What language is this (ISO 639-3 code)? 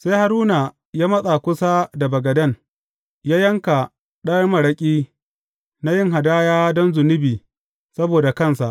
hau